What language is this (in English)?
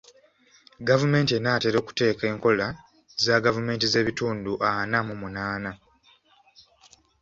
Ganda